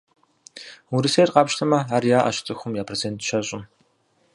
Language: Kabardian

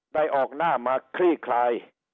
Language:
Thai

